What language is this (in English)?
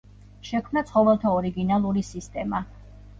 Georgian